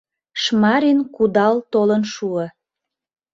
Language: Mari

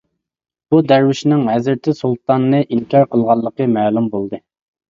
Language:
Uyghur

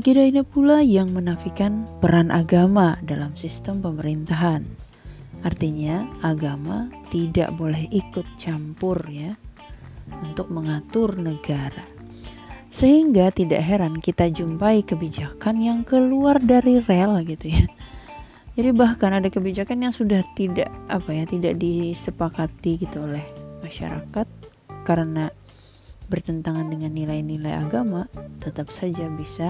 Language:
Indonesian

